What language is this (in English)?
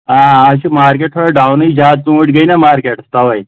Kashmiri